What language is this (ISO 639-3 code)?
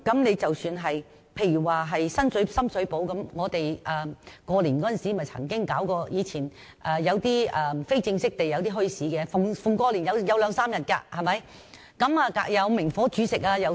yue